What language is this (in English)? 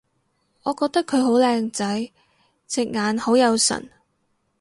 Cantonese